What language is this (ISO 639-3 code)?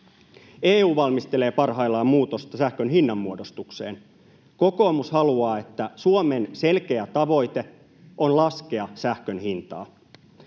fin